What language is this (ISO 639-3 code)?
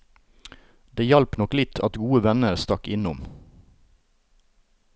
nor